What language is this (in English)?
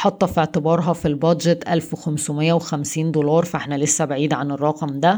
Arabic